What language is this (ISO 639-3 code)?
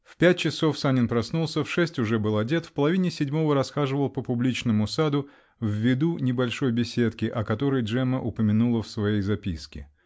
rus